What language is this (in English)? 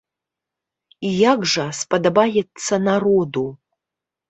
Belarusian